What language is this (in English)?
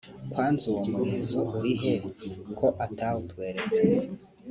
Kinyarwanda